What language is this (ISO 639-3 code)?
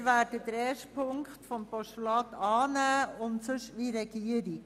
gsw